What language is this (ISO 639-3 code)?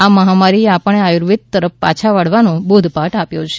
guj